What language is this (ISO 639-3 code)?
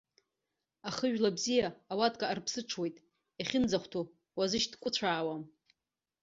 abk